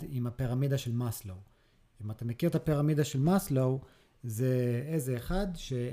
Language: Hebrew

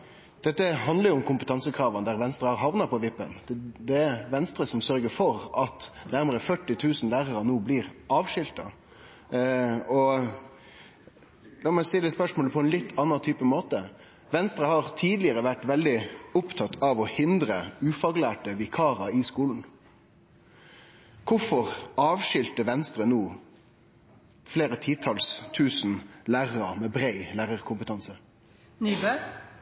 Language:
Norwegian Nynorsk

